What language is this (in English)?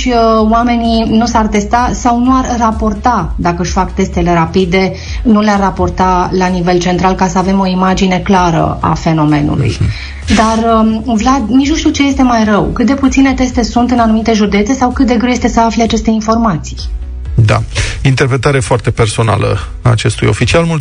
Romanian